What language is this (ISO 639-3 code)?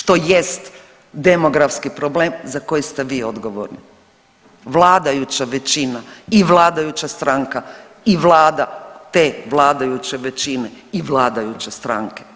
hrv